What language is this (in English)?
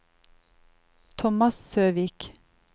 Norwegian